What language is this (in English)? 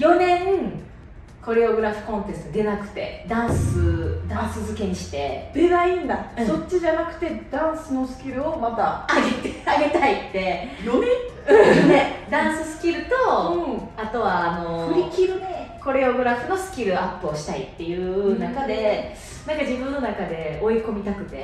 Japanese